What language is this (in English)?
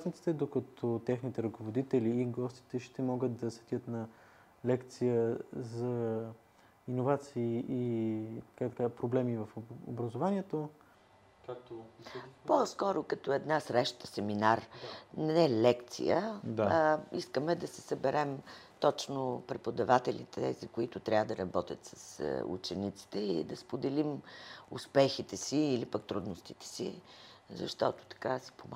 Bulgarian